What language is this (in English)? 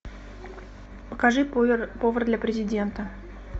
Russian